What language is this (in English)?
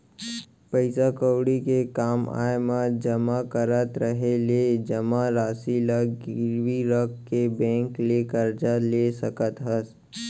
Chhattisgarhi